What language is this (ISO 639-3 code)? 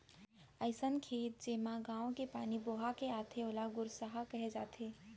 hne